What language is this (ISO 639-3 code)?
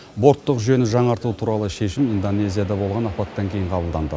kaz